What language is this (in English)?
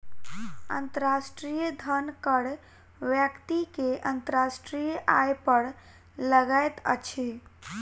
Maithili